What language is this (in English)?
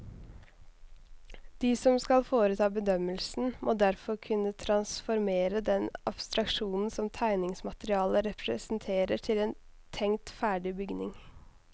Norwegian